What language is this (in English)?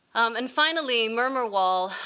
English